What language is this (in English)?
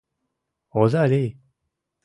Mari